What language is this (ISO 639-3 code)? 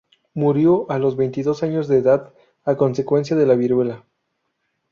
spa